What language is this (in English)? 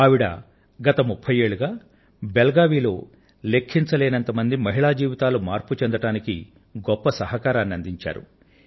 Telugu